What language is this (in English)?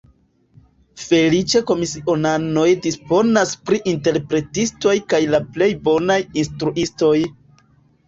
Esperanto